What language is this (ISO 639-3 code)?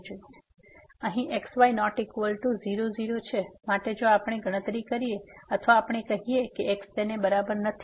guj